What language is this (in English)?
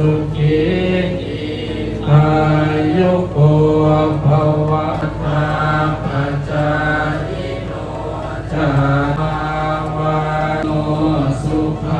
Thai